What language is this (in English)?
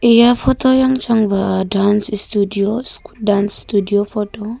Wancho Naga